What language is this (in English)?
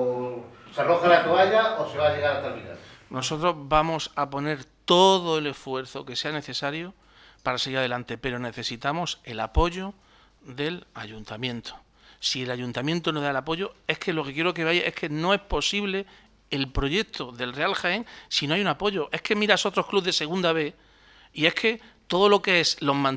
Spanish